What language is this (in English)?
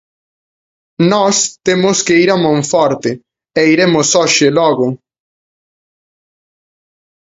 Galician